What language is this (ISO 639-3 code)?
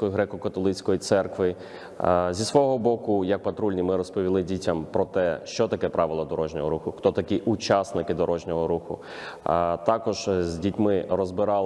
ukr